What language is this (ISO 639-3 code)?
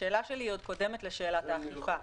heb